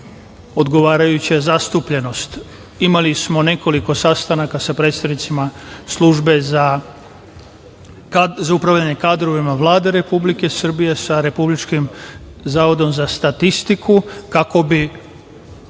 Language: Serbian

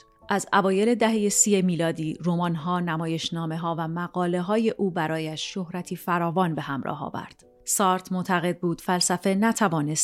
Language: Persian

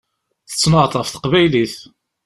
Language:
Kabyle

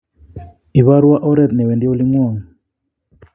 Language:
Kalenjin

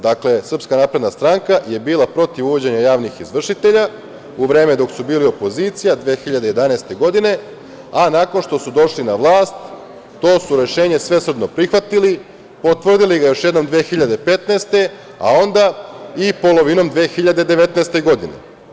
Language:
Serbian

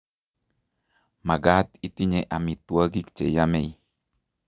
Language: Kalenjin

